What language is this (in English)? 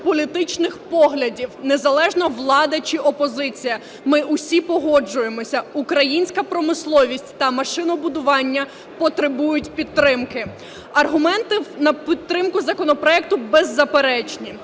Ukrainian